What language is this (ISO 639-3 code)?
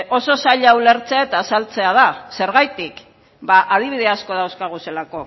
eus